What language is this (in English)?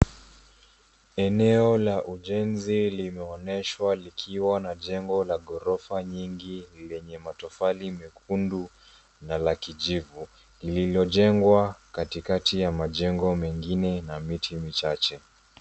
Swahili